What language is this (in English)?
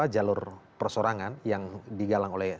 Indonesian